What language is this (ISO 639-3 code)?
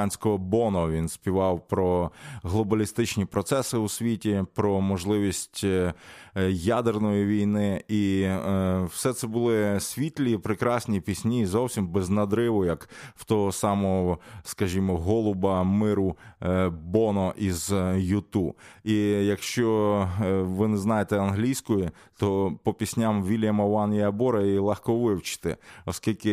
ukr